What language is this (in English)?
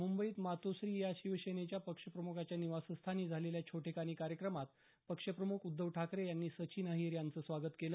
Marathi